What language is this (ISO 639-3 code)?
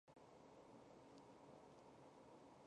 zho